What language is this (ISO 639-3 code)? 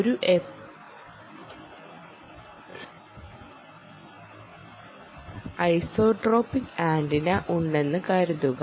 mal